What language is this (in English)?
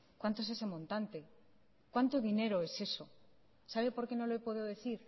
Spanish